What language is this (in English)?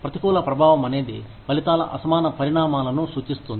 Telugu